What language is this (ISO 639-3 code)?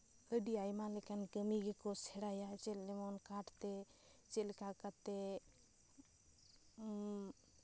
sat